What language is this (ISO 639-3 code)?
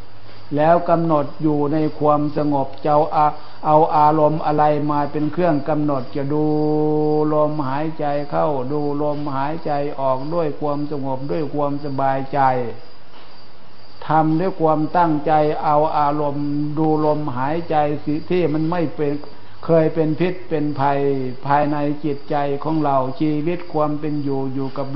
tha